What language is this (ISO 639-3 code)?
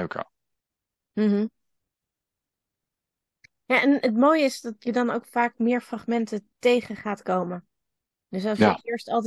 nld